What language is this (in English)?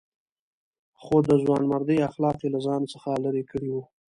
Pashto